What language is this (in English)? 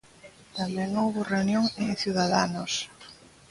Galician